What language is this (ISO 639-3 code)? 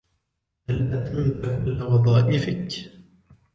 ara